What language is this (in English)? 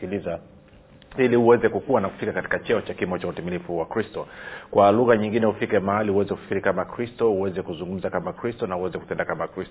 Swahili